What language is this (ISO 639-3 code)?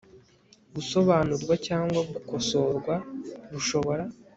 kin